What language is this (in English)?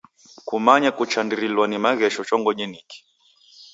Taita